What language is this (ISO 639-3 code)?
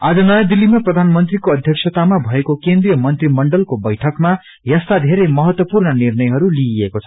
nep